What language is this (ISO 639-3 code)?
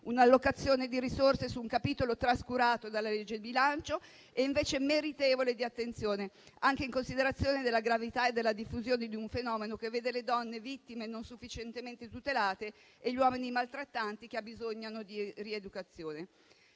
ita